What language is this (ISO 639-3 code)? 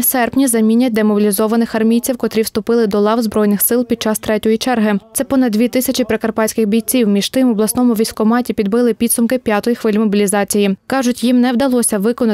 ukr